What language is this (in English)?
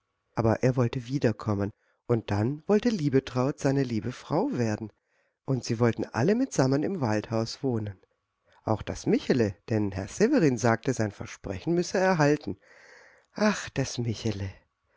German